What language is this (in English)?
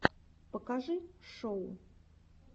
Russian